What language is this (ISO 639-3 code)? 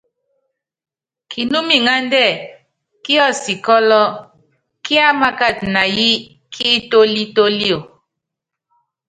yav